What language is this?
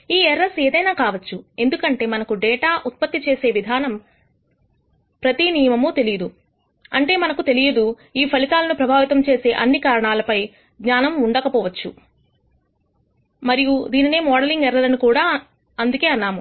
Telugu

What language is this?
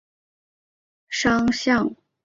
Chinese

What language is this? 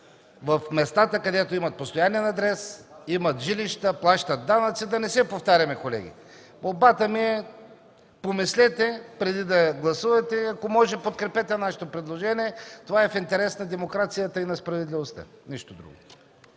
Bulgarian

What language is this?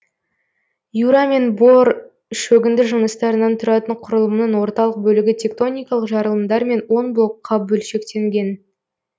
Kazakh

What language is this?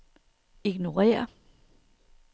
Danish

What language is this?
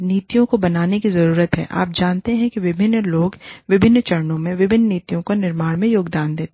Hindi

